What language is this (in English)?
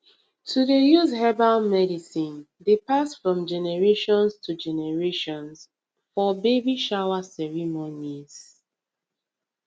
Nigerian Pidgin